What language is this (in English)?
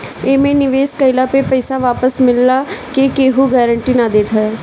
Bhojpuri